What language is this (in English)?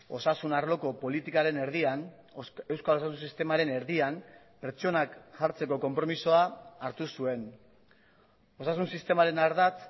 Basque